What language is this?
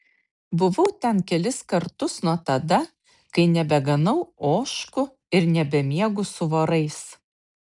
Lithuanian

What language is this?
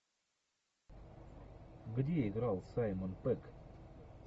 Russian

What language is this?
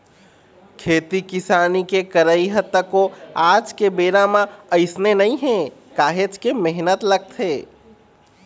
Chhattisgarhi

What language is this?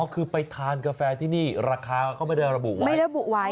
Thai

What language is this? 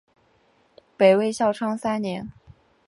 Chinese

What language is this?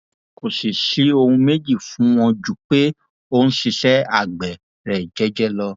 Yoruba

